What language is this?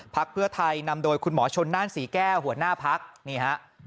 Thai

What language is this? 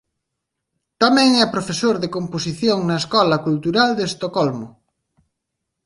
Galician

